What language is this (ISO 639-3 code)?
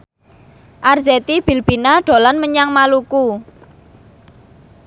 jav